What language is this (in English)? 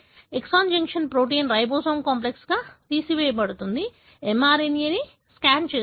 Telugu